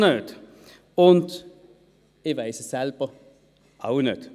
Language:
Swiss German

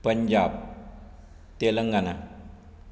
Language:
Konkani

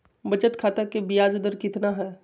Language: Magahi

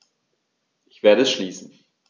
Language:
German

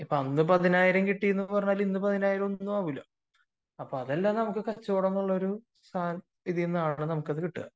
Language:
Malayalam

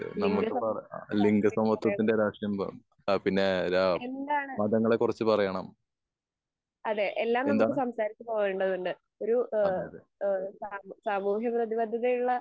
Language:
Malayalam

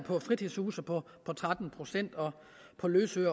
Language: Danish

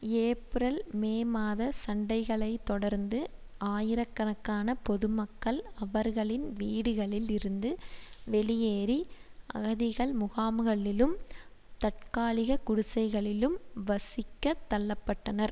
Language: Tamil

